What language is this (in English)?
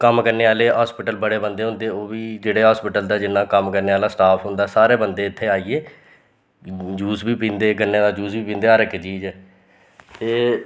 Dogri